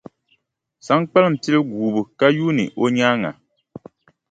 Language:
Dagbani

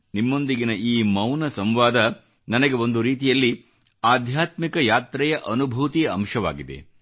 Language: Kannada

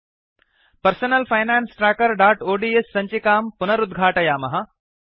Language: Sanskrit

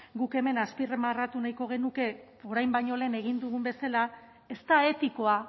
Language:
Basque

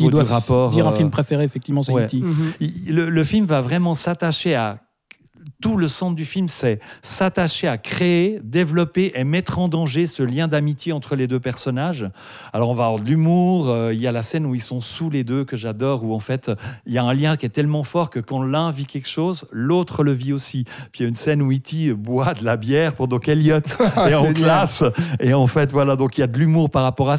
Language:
French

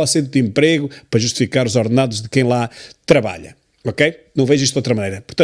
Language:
Portuguese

